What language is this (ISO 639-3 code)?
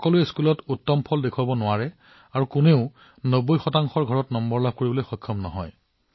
asm